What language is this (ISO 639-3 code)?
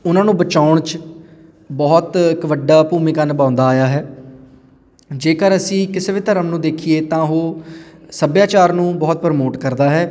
pan